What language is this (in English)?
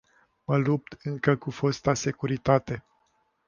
Romanian